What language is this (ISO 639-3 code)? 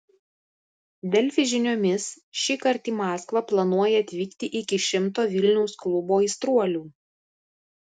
lit